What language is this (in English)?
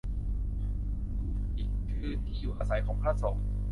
Thai